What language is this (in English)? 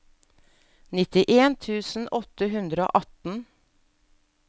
Norwegian